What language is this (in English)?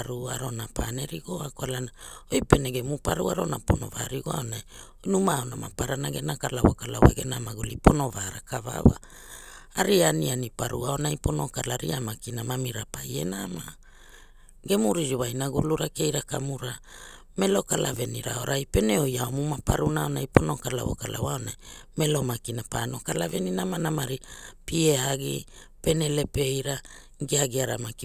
Hula